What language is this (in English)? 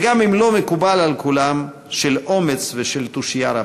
Hebrew